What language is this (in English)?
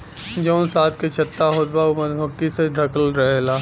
Bhojpuri